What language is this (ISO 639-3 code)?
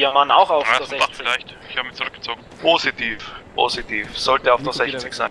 deu